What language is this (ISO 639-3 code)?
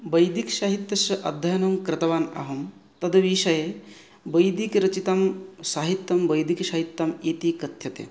san